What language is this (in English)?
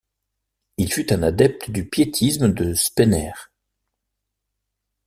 French